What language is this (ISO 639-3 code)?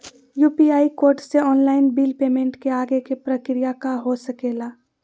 mag